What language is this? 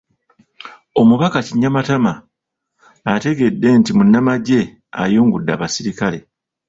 Ganda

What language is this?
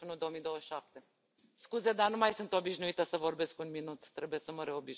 Romanian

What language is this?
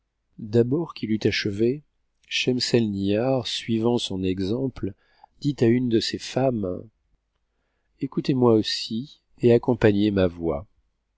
French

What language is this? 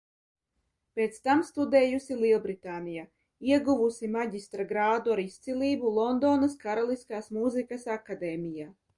Latvian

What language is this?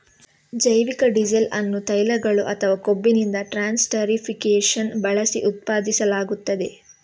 Kannada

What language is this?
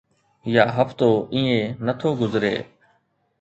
Sindhi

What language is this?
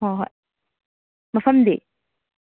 Manipuri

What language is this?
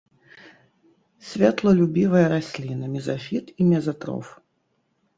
Belarusian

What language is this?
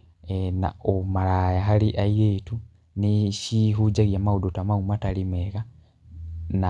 Kikuyu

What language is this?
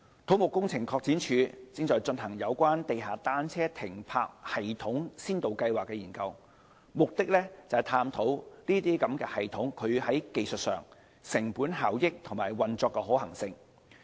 Cantonese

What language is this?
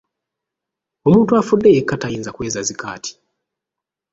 Ganda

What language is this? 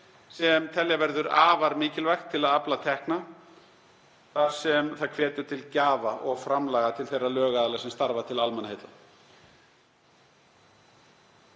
Icelandic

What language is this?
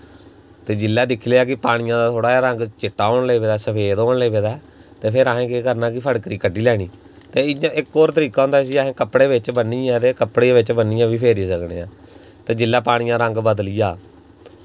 Dogri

